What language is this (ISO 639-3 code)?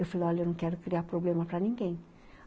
por